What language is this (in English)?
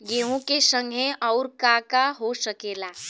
Bhojpuri